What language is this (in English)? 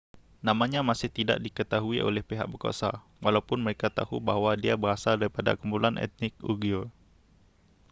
Malay